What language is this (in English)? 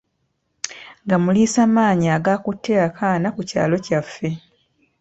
Ganda